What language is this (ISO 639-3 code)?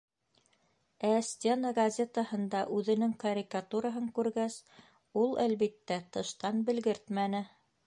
bak